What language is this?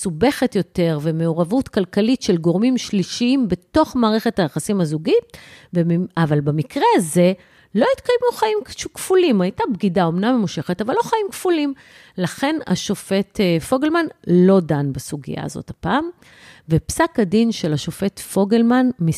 Hebrew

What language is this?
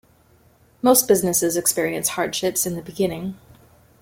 English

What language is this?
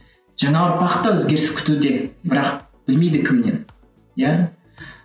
Kazakh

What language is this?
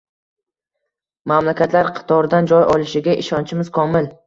Uzbek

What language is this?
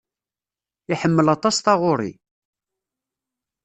Kabyle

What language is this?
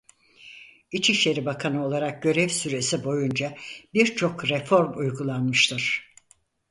Turkish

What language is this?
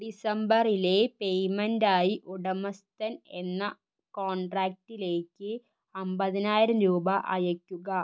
Malayalam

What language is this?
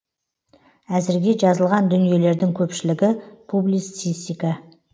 Kazakh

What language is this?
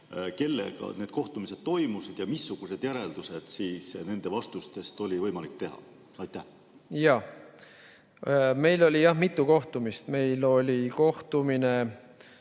Estonian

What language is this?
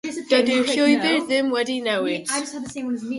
Welsh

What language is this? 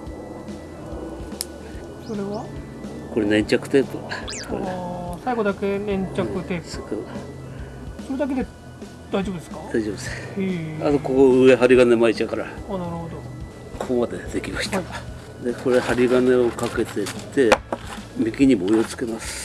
Japanese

